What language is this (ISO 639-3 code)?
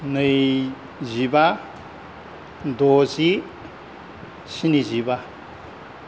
brx